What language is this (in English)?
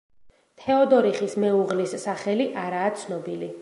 Georgian